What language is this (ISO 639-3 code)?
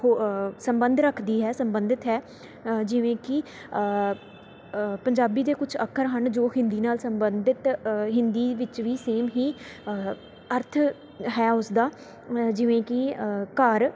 pan